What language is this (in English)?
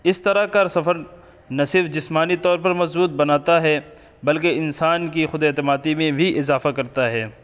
Urdu